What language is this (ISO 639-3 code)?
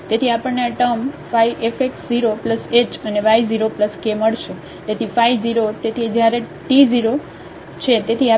guj